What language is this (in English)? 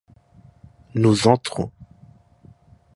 French